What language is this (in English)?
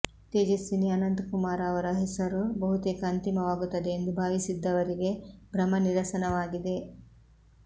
Kannada